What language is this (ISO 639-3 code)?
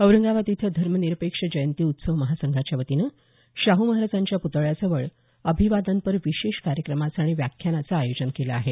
mar